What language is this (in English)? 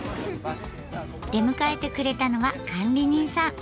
Japanese